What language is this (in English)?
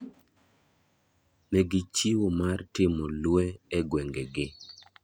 Luo (Kenya and Tanzania)